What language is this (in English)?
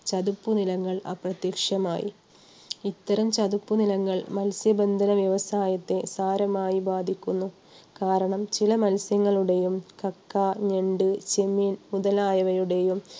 Malayalam